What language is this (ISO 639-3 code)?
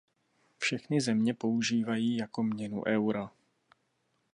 ces